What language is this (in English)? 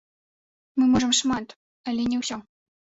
Belarusian